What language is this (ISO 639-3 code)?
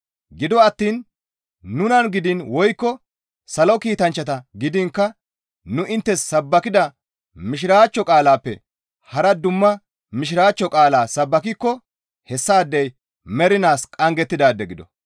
gmv